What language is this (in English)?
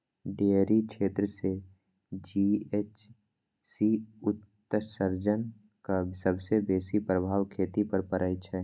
Maithili